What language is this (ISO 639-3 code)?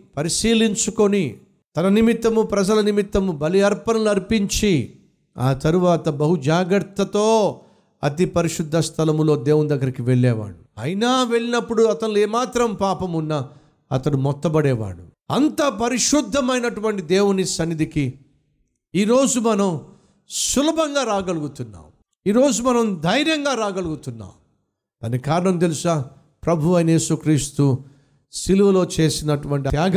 tel